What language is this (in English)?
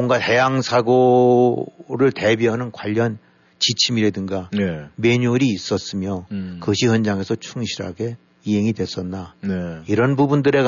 Korean